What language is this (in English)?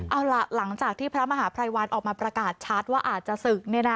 Thai